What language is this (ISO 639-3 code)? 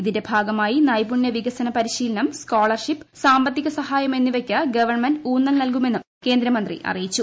mal